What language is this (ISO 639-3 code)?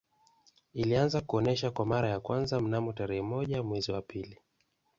swa